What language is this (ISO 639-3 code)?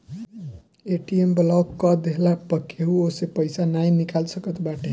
bho